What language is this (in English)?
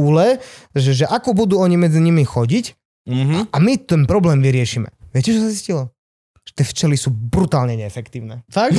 Slovak